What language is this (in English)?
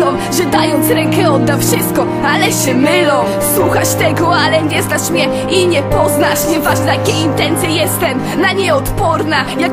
Polish